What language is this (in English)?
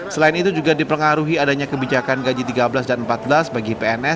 Indonesian